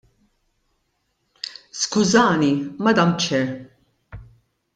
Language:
Maltese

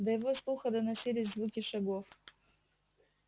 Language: Russian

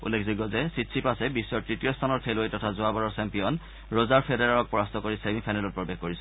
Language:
Assamese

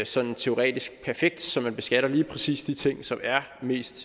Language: Danish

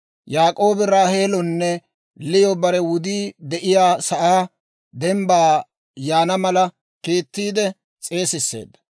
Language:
Dawro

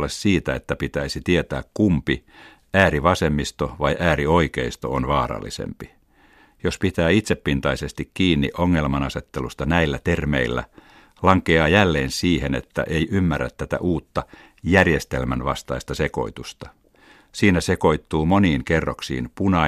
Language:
Finnish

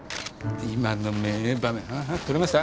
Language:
Japanese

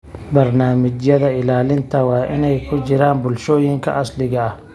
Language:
Somali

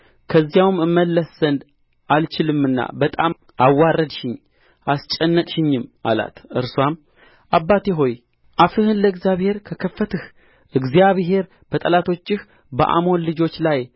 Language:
Amharic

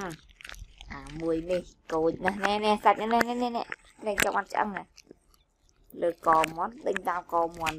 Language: Vietnamese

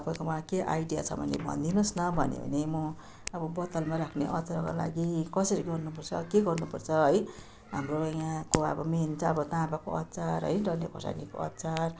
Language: Nepali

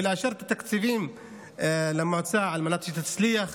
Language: Hebrew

